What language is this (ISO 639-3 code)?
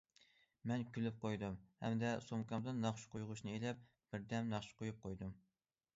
uig